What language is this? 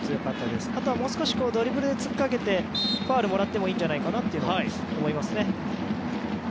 Japanese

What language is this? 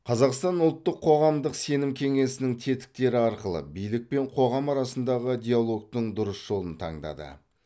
Kazakh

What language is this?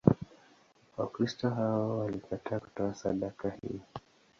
Swahili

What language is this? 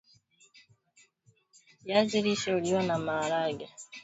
Swahili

